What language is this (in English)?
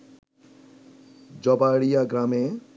Bangla